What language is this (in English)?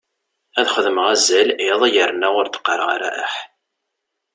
Kabyle